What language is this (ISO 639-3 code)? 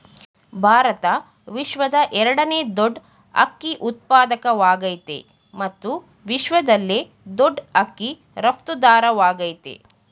kan